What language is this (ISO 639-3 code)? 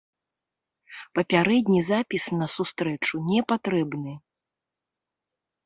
bel